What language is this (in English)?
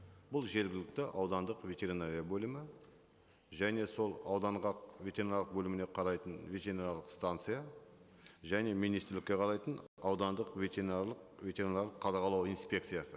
Kazakh